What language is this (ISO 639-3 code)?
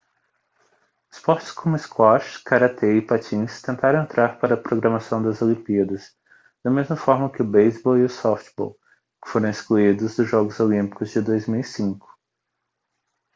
por